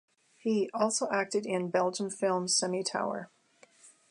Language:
English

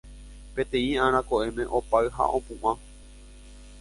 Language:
Guarani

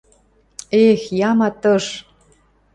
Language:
Western Mari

